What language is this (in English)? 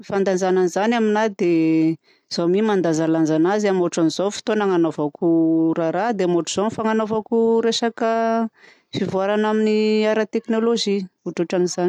Southern Betsimisaraka Malagasy